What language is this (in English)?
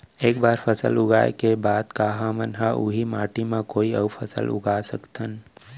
Chhattisgarhi